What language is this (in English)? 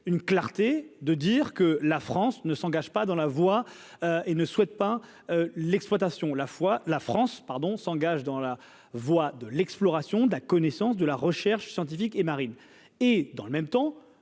French